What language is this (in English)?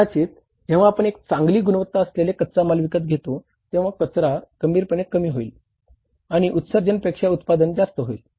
Marathi